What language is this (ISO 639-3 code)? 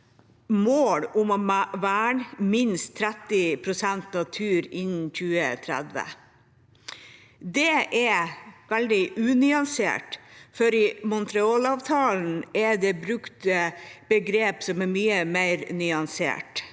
nor